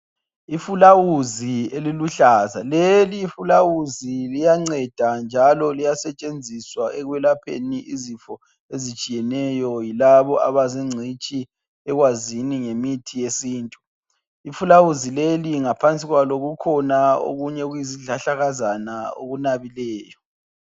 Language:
North Ndebele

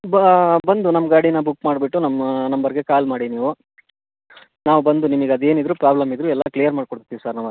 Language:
Kannada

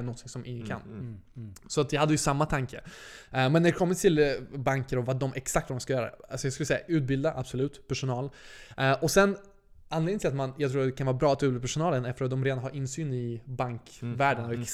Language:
Swedish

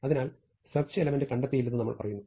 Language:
Malayalam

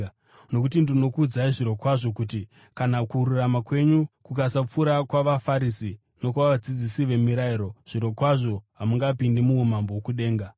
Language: Shona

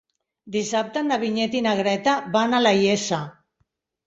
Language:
Catalan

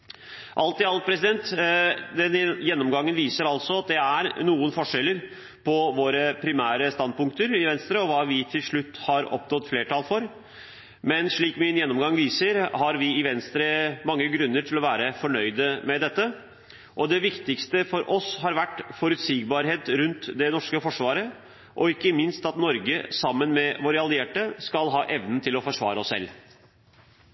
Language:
Norwegian Bokmål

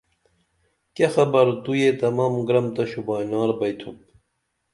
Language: Dameli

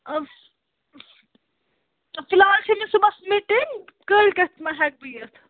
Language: Kashmiri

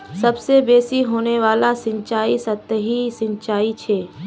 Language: Magahi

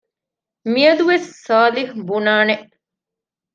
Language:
Divehi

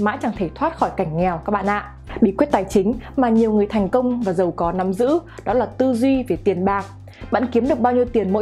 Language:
Vietnamese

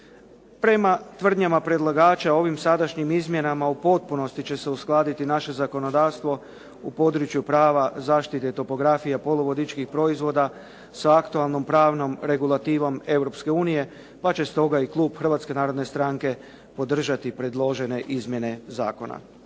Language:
Croatian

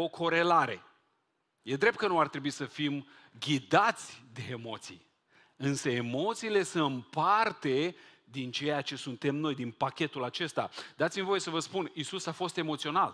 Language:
Romanian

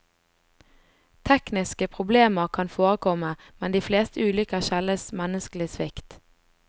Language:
Norwegian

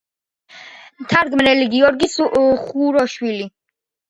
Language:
Georgian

